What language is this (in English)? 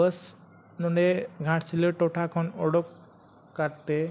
Santali